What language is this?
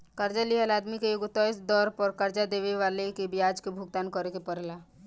Bhojpuri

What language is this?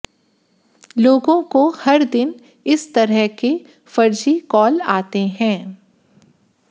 Hindi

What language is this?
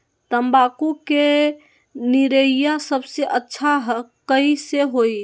Magahi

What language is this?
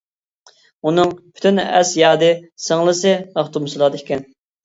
Uyghur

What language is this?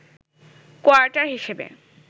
Bangla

